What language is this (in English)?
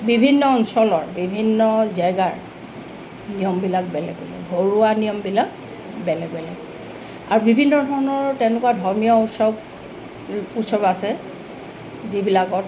Assamese